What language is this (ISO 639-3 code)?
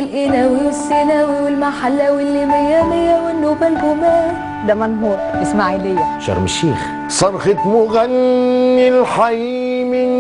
ara